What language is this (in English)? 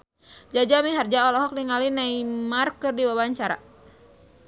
Sundanese